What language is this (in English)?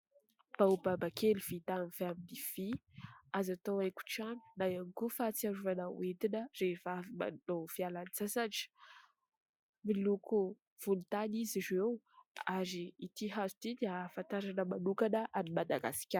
Malagasy